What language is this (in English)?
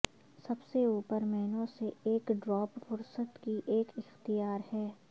Urdu